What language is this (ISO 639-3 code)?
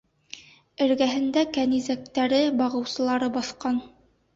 bak